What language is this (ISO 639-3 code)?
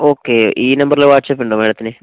mal